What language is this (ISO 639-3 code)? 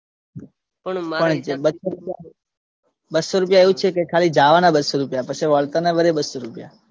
guj